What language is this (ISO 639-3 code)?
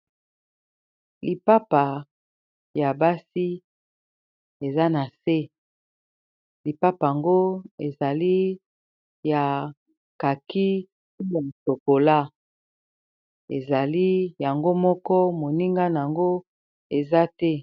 lin